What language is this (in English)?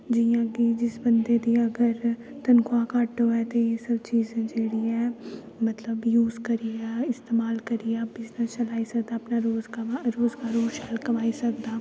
Dogri